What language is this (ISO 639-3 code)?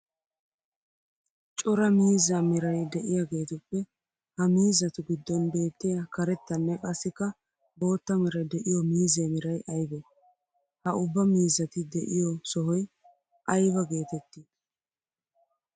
wal